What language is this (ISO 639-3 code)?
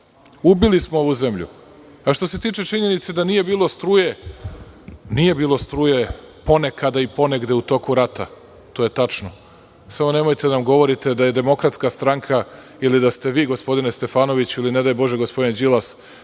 srp